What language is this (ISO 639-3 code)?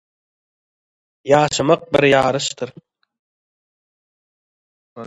tuk